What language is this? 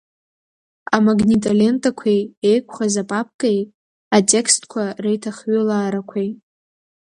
Abkhazian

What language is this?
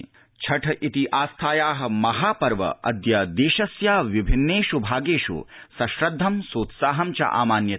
Sanskrit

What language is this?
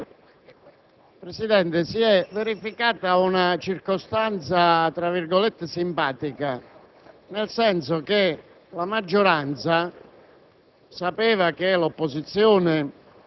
Italian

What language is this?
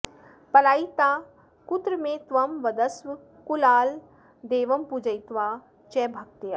Sanskrit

